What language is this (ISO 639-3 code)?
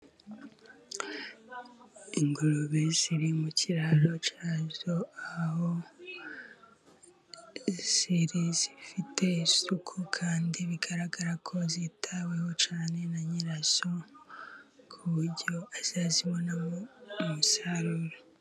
kin